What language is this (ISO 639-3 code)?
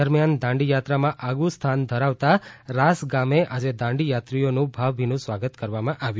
guj